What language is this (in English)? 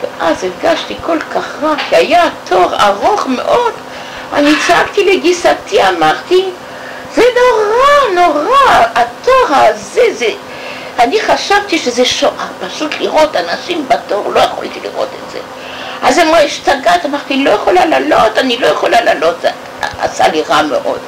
Hebrew